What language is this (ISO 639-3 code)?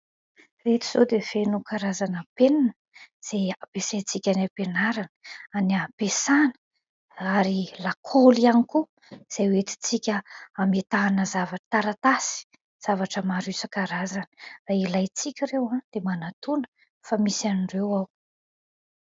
mlg